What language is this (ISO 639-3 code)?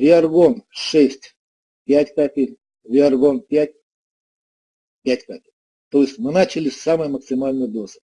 rus